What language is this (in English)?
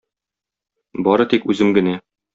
Tatar